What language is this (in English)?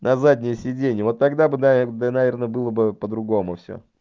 Russian